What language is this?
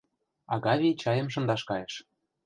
Mari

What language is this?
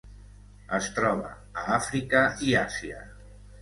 Catalan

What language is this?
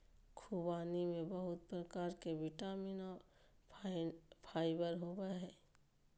Magahi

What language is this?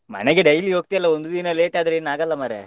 Kannada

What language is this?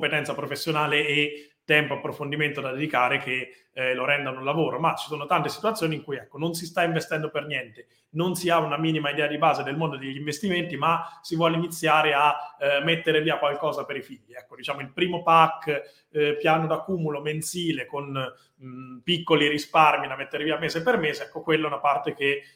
Italian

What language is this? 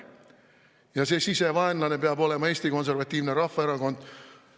Estonian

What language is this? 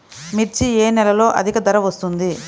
Telugu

